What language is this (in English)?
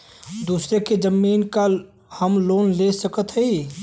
Bhojpuri